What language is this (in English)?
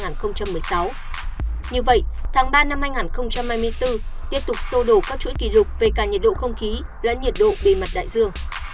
Vietnamese